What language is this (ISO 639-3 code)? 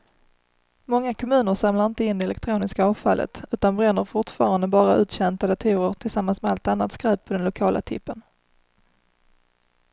swe